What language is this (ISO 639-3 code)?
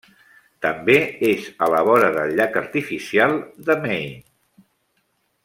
cat